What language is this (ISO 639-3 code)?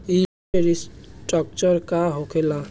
bho